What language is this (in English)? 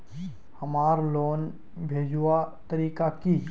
Magahi